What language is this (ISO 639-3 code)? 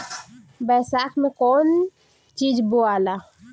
bho